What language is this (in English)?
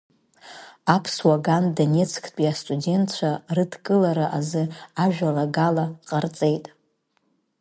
Abkhazian